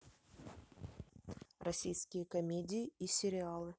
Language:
Russian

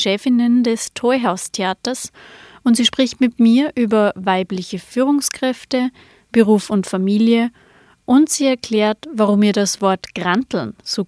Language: German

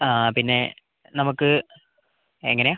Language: Malayalam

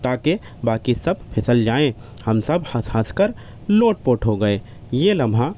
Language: Urdu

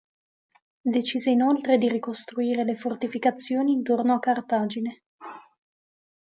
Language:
Italian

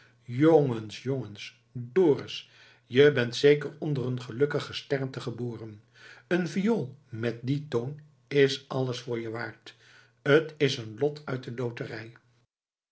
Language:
Dutch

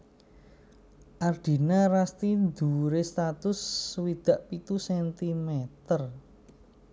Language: Javanese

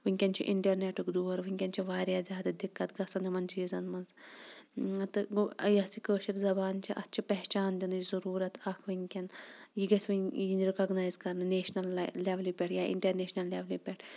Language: Kashmiri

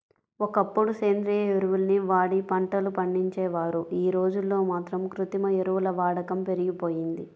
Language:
Telugu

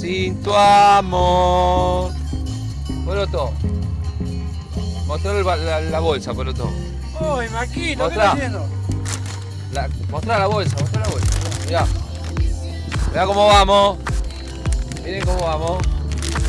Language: Spanish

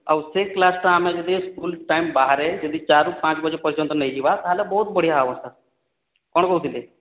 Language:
Odia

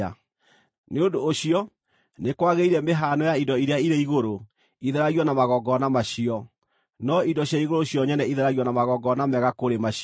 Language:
Kikuyu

